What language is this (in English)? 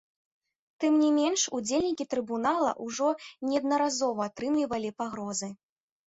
Belarusian